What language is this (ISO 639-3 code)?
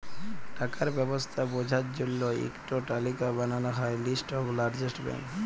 ben